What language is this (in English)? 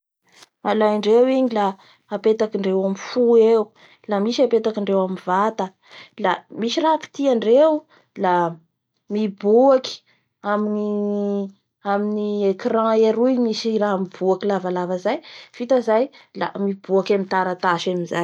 Bara Malagasy